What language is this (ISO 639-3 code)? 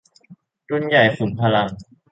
tha